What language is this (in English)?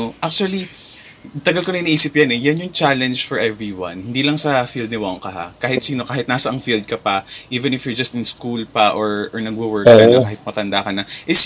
Filipino